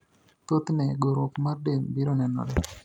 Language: Luo (Kenya and Tanzania)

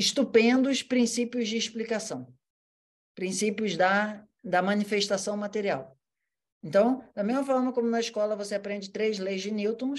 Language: Portuguese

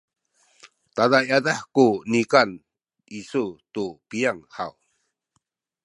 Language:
Sakizaya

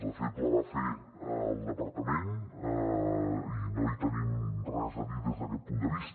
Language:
Catalan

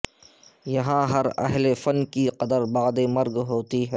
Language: Urdu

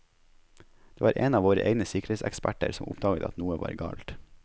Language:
Norwegian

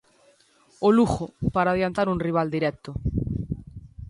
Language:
Galician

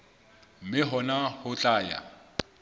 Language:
Southern Sotho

